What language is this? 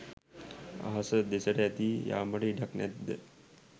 Sinhala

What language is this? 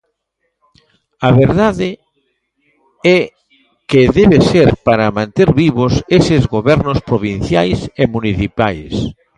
Galician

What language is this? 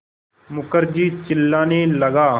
Hindi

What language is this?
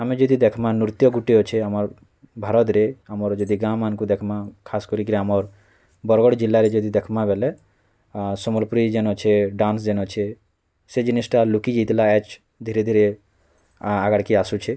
Odia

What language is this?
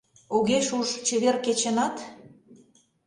Mari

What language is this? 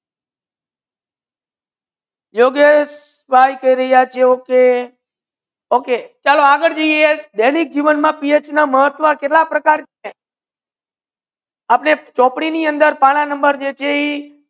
Gujarati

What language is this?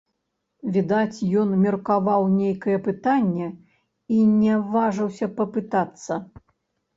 Belarusian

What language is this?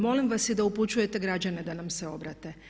Croatian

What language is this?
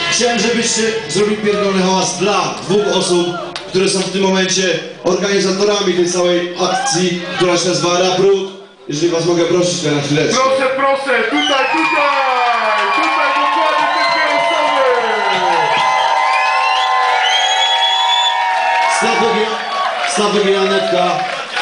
Polish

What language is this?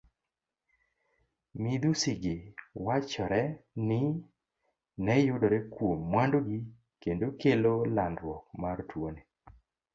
Luo (Kenya and Tanzania)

